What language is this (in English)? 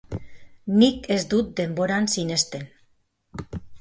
Basque